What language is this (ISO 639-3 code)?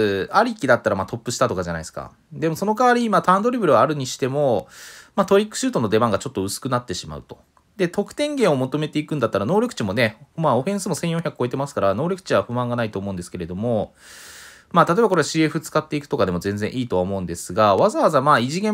jpn